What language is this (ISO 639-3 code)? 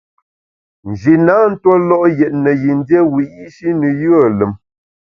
bax